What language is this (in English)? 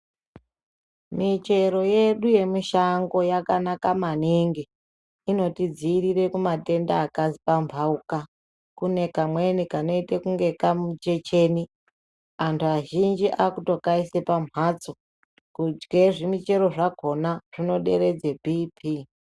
Ndau